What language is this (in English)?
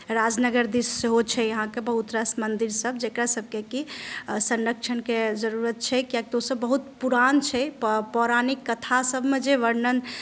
Maithili